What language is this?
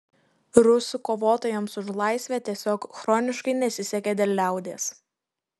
Lithuanian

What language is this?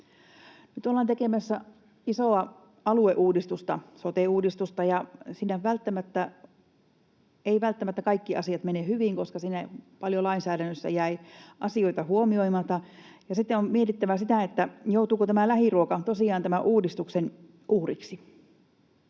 Finnish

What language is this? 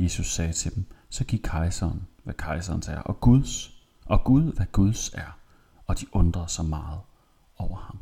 Danish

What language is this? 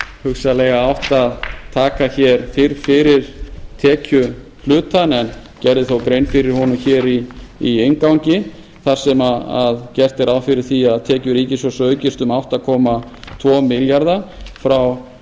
Icelandic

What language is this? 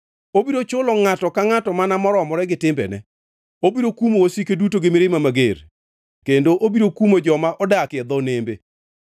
Luo (Kenya and Tanzania)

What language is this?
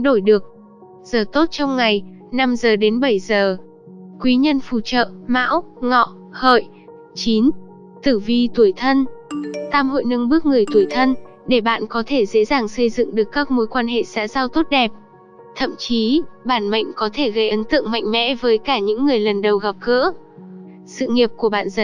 Vietnamese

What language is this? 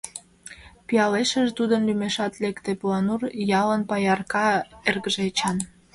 Mari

